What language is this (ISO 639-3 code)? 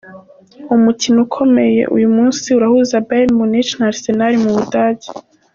kin